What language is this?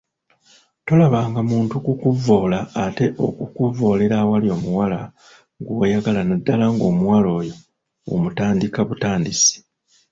Ganda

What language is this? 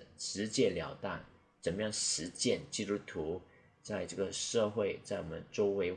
Chinese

